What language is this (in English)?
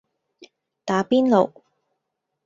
Cantonese